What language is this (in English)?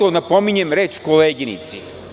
Serbian